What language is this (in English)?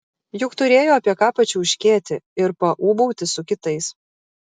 Lithuanian